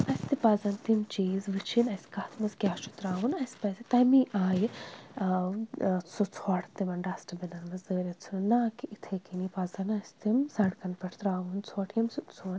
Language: Kashmiri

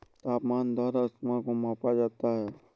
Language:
Hindi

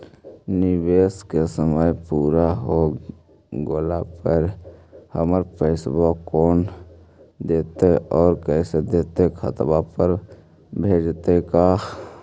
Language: Magahi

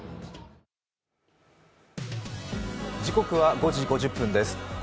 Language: Japanese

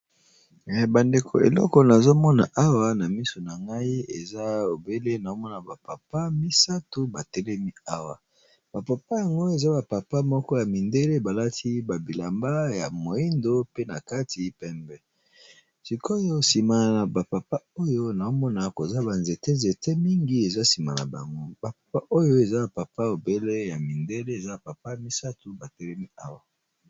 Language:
Lingala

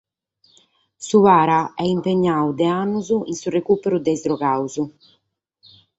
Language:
Sardinian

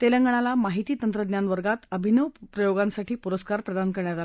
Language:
Marathi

